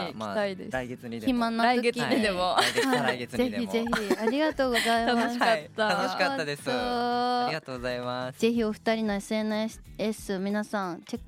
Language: Japanese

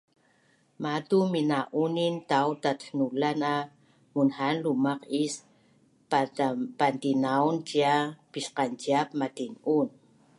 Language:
Bunun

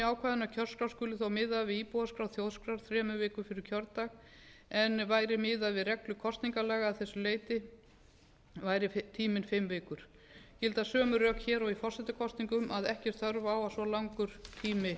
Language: Icelandic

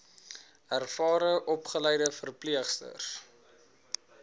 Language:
Afrikaans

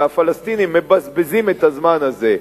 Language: Hebrew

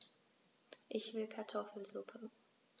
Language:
German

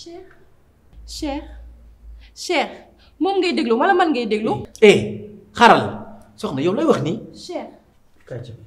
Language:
French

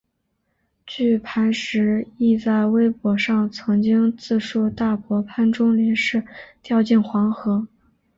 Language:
Chinese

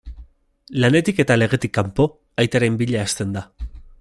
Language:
Basque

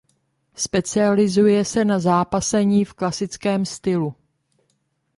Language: Czech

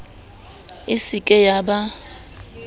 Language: Southern Sotho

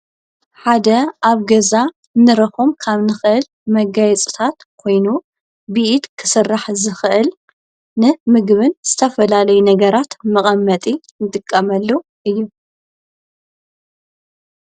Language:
Tigrinya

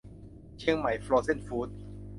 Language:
Thai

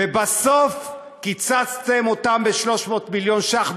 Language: Hebrew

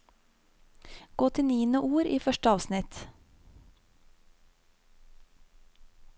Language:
Norwegian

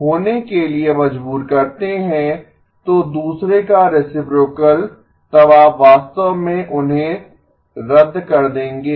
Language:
Hindi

